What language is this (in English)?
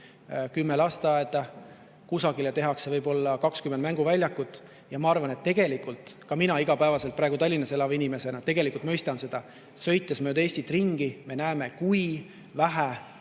Estonian